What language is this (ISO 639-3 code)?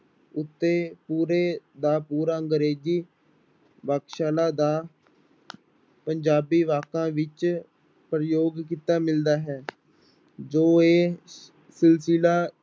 pan